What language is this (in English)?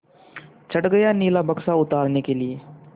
Hindi